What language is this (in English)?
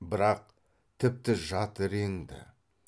Kazakh